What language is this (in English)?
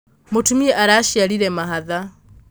Kikuyu